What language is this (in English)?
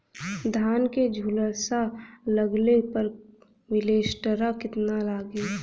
Bhojpuri